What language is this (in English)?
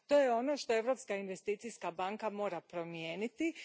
Croatian